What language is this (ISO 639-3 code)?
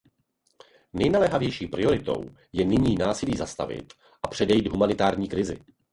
ces